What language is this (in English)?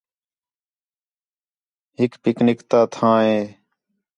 Khetrani